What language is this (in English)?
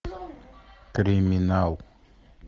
Russian